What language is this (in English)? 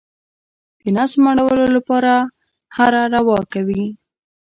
Pashto